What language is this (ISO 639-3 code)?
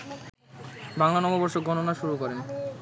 ben